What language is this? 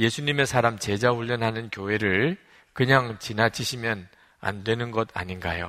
Korean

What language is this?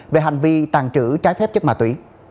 Vietnamese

